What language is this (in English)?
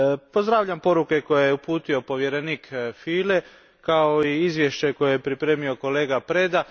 Croatian